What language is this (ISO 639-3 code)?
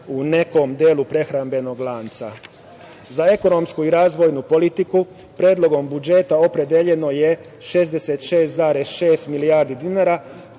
srp